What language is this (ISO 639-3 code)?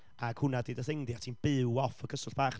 cym